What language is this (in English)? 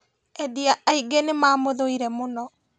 Kikuyu